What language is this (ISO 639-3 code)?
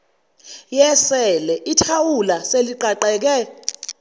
zul